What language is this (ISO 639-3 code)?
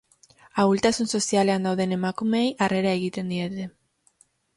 eus